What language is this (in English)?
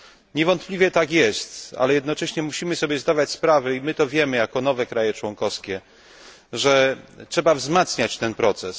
Polish